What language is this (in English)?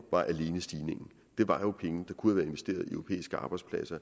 Danish